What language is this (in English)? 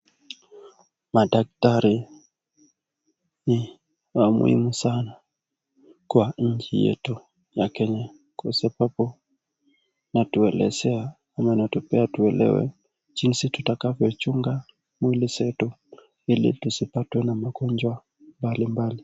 Swahili